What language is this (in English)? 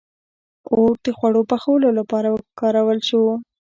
Pashto